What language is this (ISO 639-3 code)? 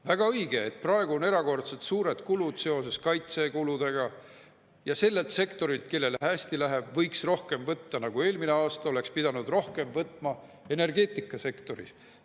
est